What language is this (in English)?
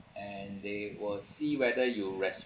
English